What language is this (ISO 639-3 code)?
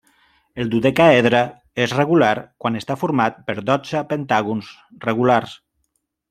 cat